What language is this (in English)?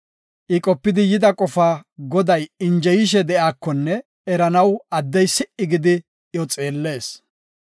Gofa